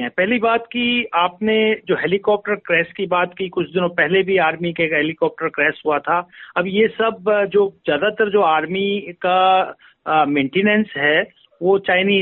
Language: Hindi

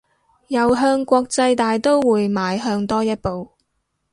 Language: Cantonese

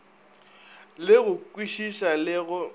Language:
Northern Sotho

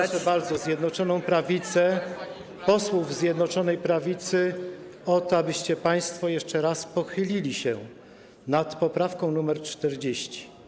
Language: Polish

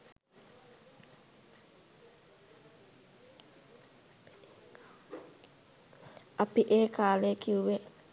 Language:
Sinhala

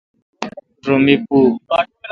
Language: Kalkoti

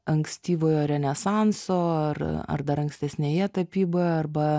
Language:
Lithuanian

